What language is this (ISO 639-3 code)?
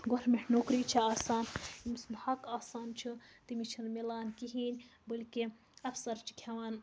kas